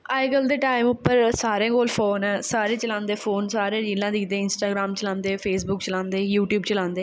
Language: Dogri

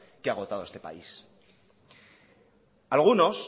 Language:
Spanish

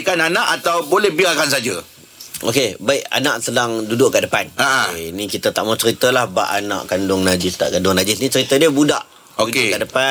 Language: Malay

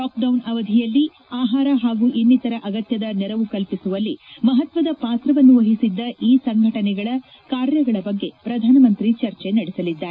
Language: Kannada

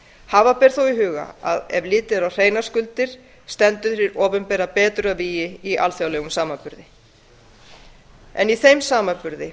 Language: Icelandic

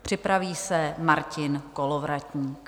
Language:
Czech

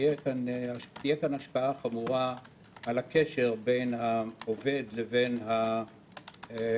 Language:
Hebrew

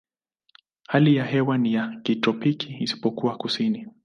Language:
Swahili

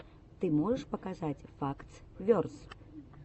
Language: Russian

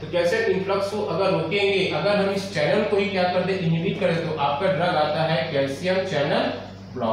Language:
Hindi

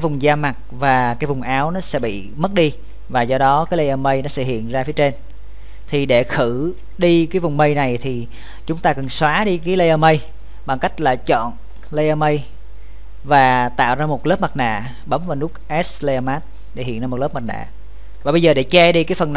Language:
Vietnamese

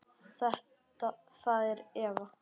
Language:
Icelandic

